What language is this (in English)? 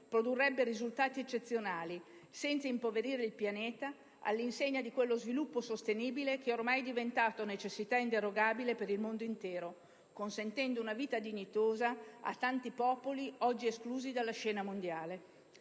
Italian